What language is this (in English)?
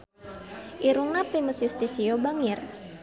Sundanese